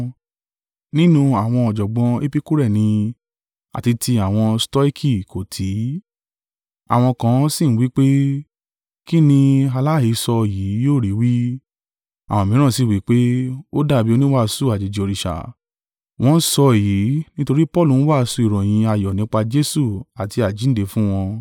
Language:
Yoruba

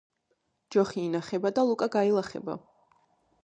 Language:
Georgian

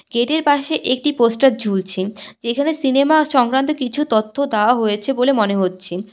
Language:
Bangla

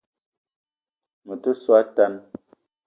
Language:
Eton (Cameroon)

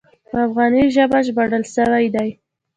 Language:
Pashto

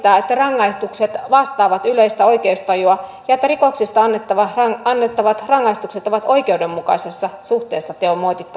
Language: Finnish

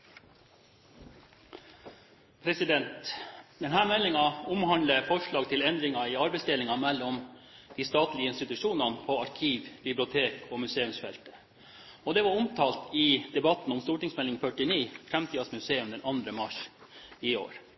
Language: Norwegian Bokmål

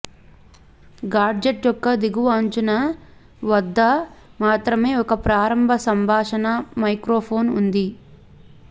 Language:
Telugu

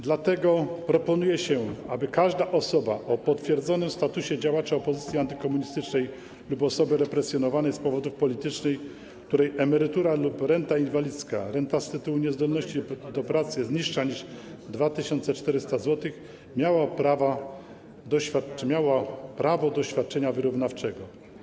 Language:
Polish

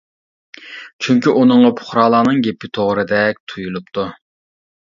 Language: Uyghur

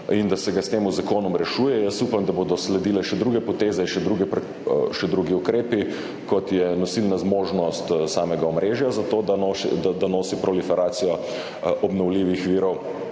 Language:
Slovenian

